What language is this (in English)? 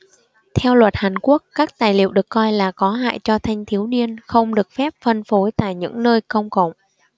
Vietnamese